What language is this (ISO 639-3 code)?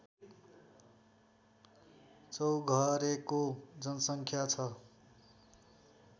nep